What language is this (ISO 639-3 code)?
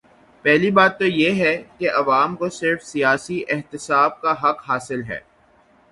urd